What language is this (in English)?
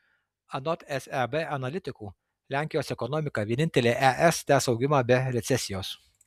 Lithuanian